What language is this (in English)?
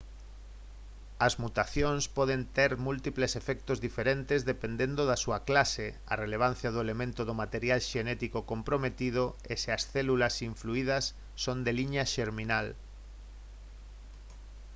Galician